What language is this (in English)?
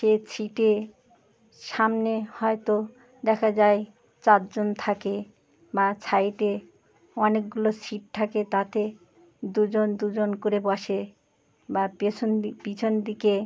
Bangla